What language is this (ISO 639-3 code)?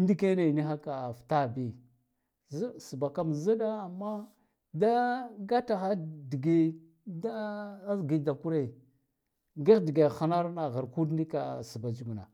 gdf